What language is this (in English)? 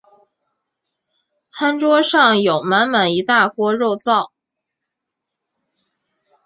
Chinese